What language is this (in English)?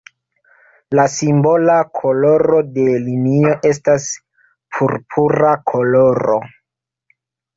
Esperanto